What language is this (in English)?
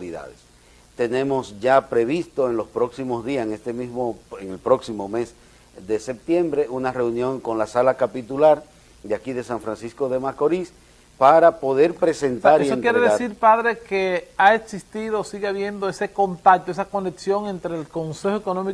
Spanish